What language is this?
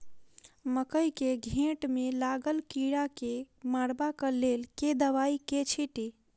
Maithili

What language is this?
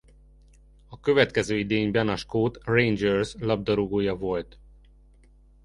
Hungarian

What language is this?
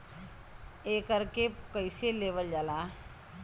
Bhojpuri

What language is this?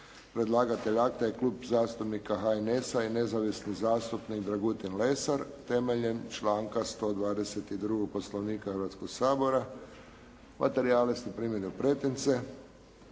Croatian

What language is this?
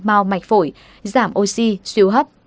Vietnamese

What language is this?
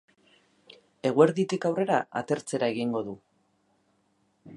Basque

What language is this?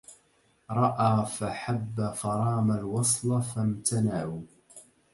Arabic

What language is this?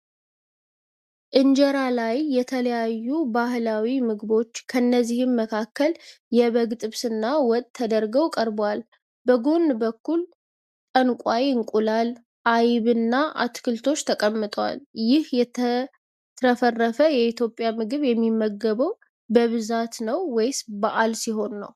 Amharic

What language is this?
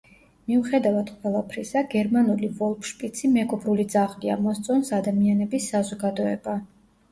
Georgian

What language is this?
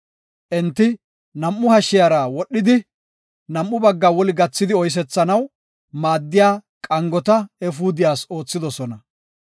Gofa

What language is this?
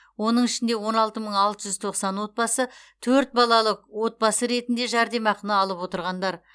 Kazakh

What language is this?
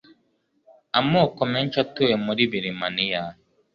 Kinyarwanda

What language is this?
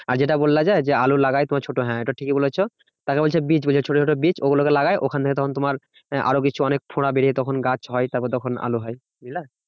Bangla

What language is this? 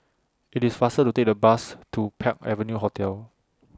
English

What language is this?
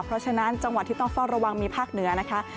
Thai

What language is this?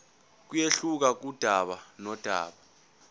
Zulu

